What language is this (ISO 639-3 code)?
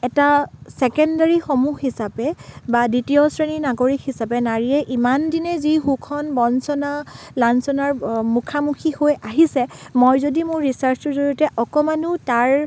asm